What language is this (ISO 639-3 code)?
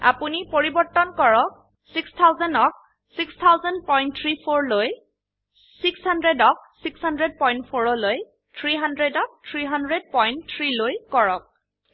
asm